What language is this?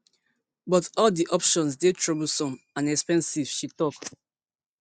Nigerian Pidgin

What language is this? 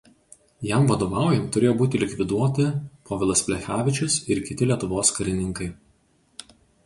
Lithuanian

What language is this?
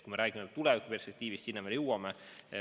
Estonian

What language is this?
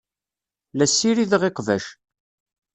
Kabyle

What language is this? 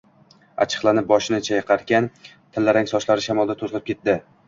Uzbek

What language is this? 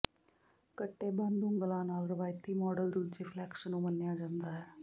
Punjabi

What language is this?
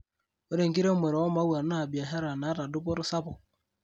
Masai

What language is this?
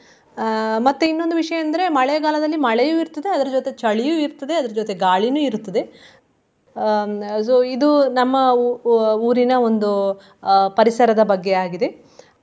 Kannada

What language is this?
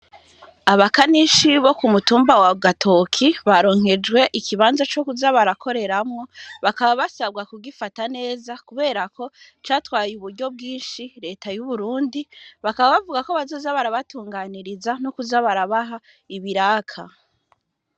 Rundi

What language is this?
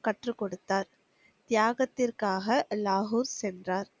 Tamil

